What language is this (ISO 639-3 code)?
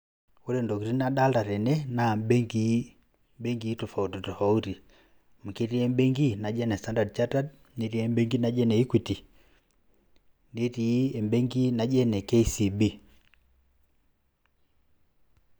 mas